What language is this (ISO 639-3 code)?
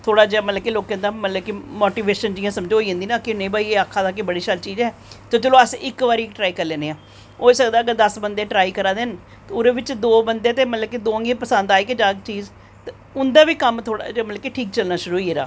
doi